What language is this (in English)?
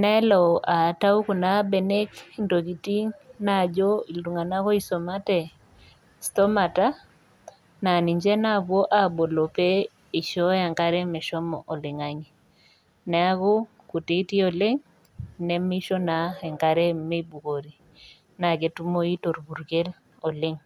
Masai